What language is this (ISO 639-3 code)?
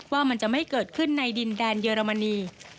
tha